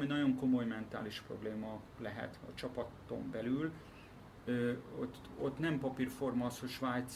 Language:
Hungarian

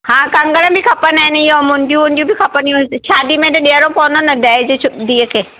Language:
Sindhi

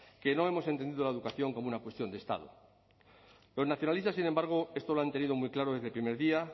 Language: Spanish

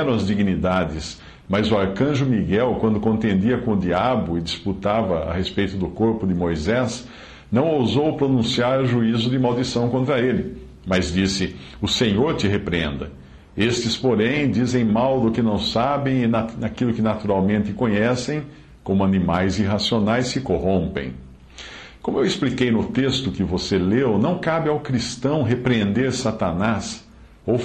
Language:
Portuguese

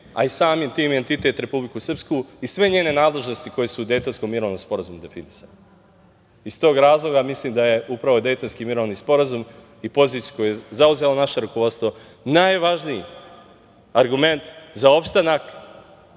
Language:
Serbian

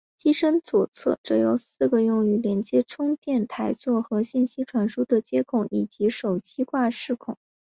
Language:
Chinese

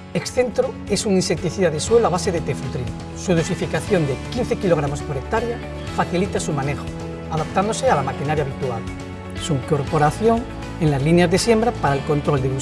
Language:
Spanish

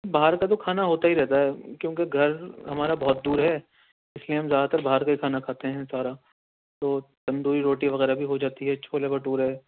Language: Urdu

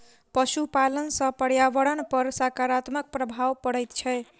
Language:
Maithili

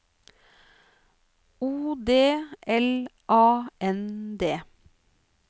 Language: Norwegian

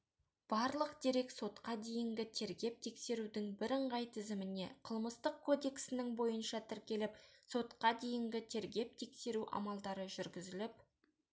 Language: Kazakh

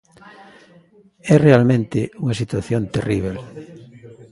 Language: Galician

